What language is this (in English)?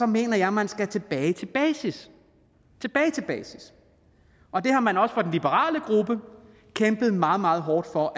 Danish